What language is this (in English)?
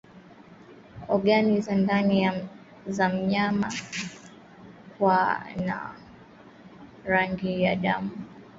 Swahili